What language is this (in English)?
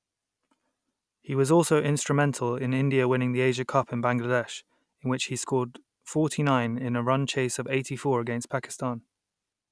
English